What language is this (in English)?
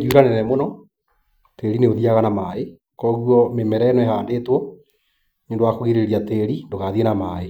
Kikuyu